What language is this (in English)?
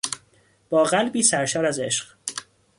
Persian